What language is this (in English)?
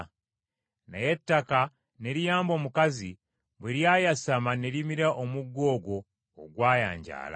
Ganda